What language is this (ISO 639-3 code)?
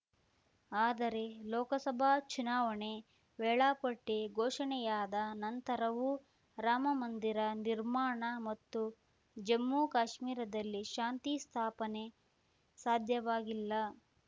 kan